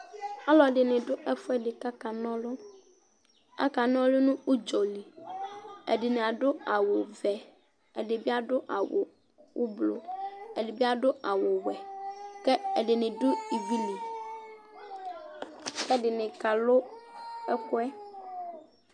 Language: Ikposo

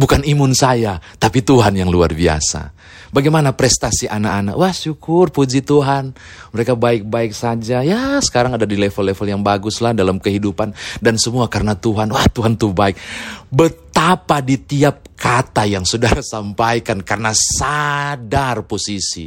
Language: Indonesian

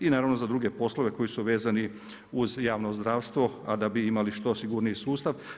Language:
Croatian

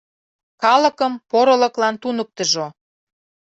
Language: Mari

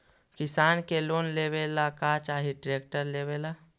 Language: Magahi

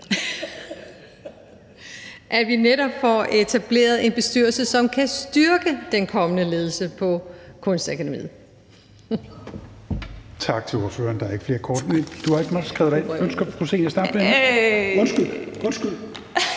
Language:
Danish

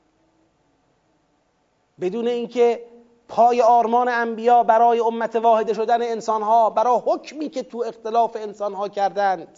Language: Persian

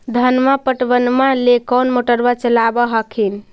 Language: Magahi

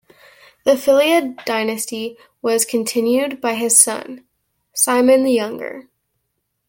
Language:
English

